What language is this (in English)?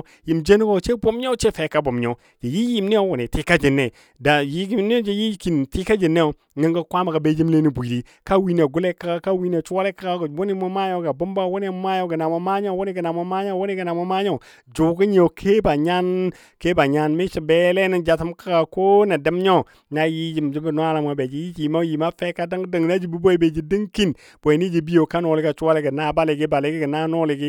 Dadiya